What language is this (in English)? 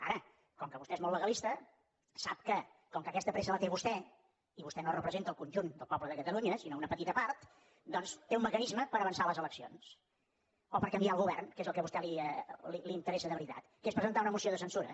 Catalan